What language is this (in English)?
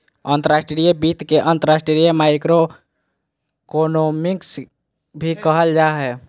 Magahi